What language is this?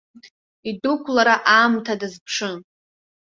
Abkhazian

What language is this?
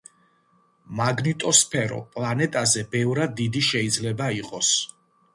Georgian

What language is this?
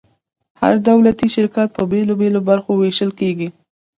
Pashto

